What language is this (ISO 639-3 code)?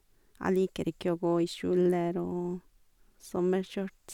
nor